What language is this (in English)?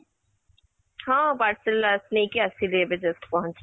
Odia